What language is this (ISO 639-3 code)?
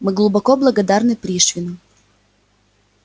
rus